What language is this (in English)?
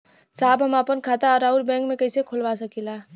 Bhojpuri